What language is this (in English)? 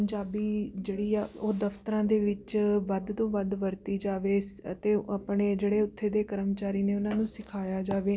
Punjabi